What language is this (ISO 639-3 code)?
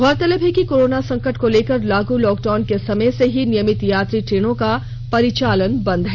hin